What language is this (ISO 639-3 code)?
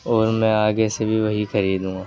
urd